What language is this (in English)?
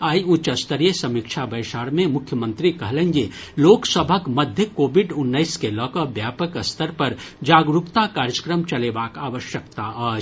Maithili